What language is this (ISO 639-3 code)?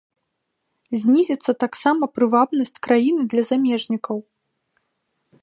bel